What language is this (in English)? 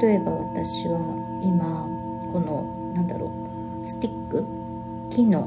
Japanese